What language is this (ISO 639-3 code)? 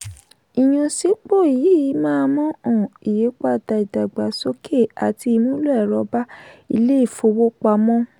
yor